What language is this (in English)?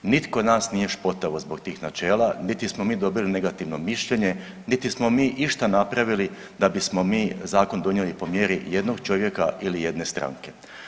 Croatian